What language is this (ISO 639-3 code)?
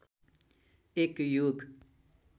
nep